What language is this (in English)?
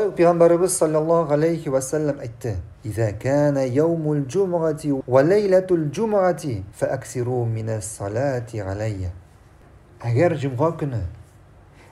Arabic